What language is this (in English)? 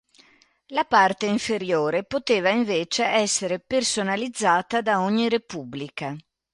Italian